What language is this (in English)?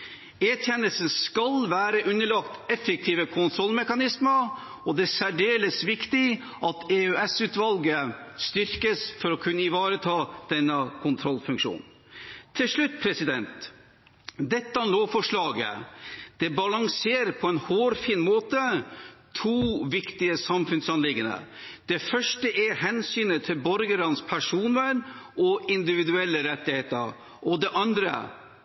Norwegian Bokmål